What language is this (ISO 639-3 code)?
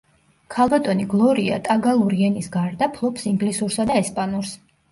kat